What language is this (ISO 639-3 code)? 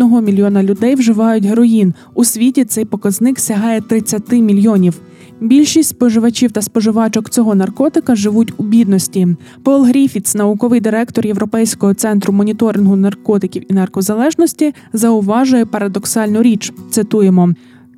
ukr